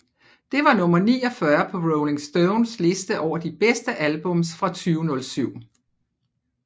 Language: Danish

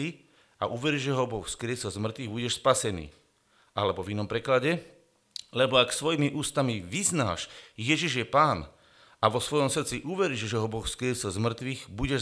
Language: Slovak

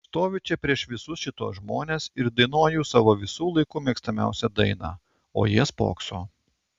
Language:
Lithuanian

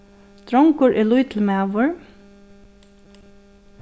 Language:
Faroese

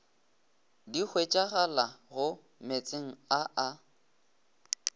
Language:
Northern Sotho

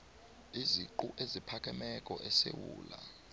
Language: South Ndebele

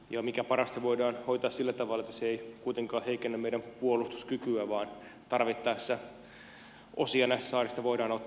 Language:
Finnish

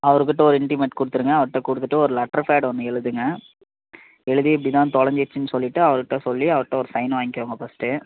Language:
Tamil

